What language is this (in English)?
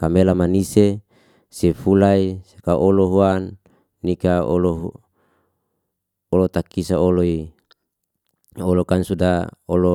Liana-Seti